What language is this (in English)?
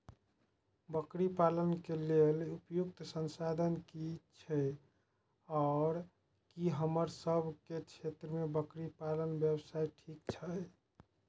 Maithili